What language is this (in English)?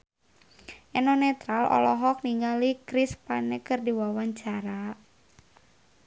Sundanese